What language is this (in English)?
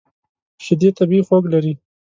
Pashto